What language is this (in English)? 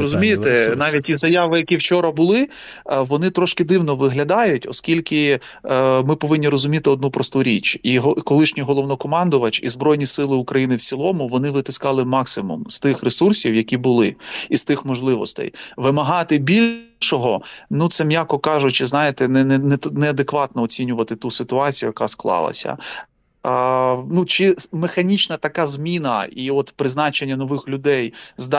Ukrainian